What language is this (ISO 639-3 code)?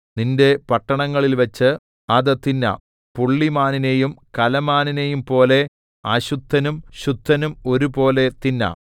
mal